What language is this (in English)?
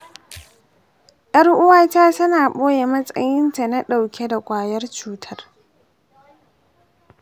Hausa